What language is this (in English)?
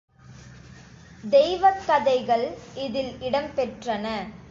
Tamil